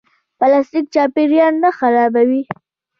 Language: Pashto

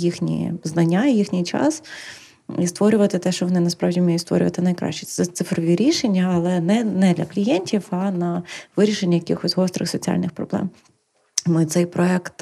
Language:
Ukrainian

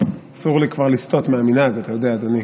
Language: Hebrew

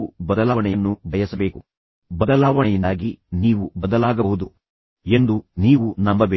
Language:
Kannada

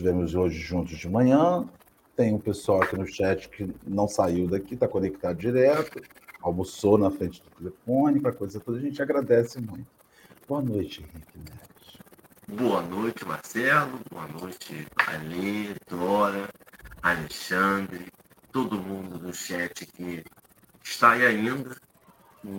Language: Portuguese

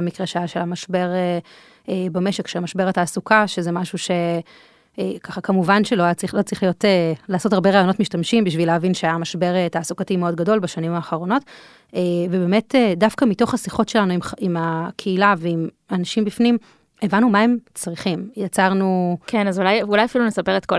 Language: Hebrew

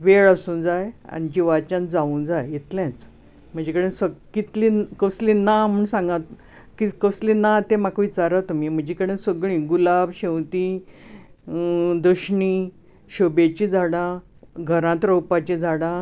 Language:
Konkani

